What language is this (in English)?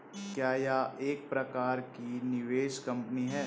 Hindi